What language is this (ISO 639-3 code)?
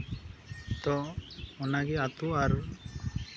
sat